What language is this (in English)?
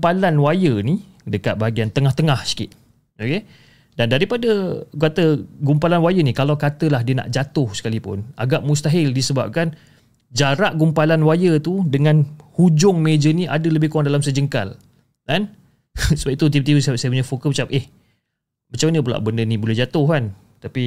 Malay